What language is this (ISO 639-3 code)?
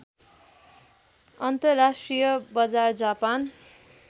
nep